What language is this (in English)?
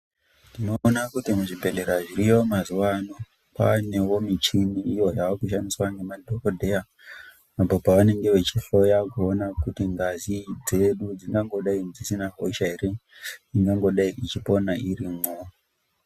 Ndau